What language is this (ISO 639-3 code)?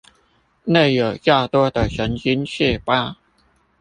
zho